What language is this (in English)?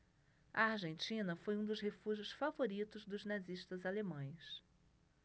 Portuguese